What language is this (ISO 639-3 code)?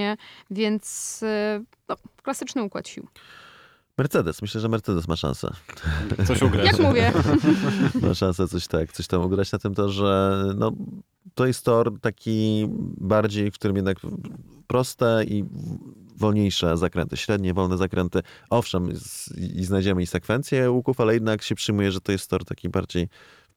pol